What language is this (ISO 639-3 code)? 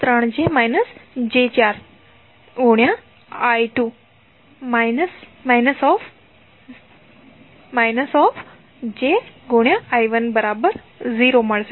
guj